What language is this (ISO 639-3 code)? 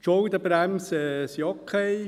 gsw